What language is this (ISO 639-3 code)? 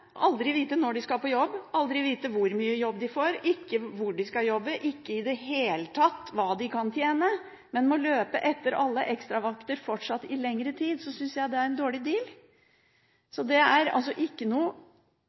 nob